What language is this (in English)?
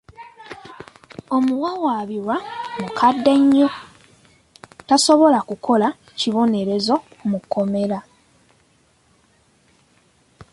Ganda